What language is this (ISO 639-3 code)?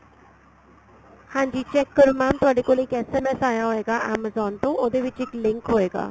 pan